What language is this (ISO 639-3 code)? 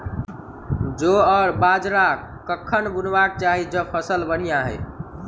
mai